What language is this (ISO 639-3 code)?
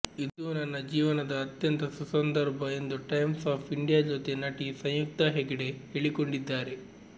kan